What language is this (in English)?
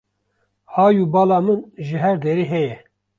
Kurdish